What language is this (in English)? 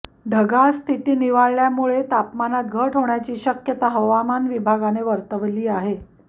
Marathi